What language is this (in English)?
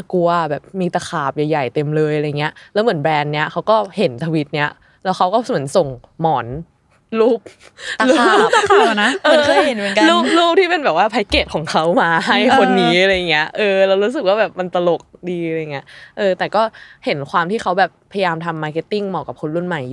Thai